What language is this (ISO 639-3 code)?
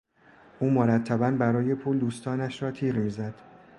fas